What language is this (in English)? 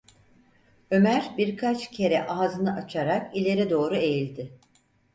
Turkish